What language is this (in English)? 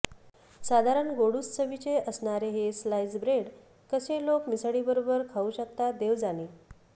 Marathi